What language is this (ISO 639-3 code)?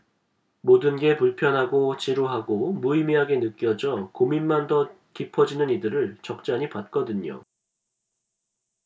kor